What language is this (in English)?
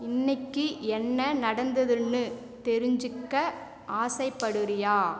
Tamil